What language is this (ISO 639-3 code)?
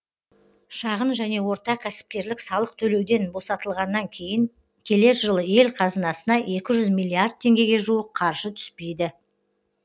kaz